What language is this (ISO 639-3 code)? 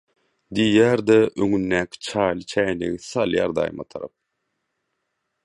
tuk